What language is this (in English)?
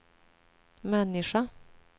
Swedish